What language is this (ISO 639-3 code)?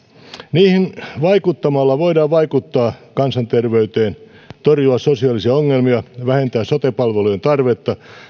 fin